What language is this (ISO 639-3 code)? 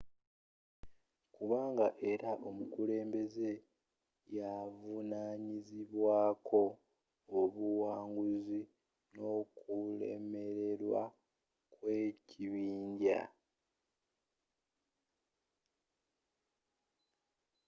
lug